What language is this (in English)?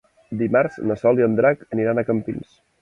Catalan